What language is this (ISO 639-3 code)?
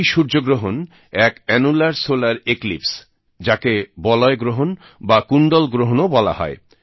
ben